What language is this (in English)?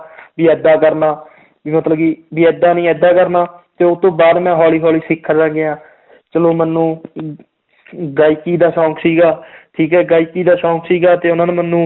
Punjabi